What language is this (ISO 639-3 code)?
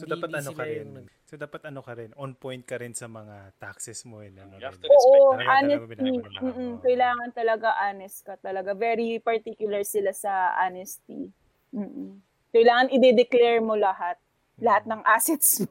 fil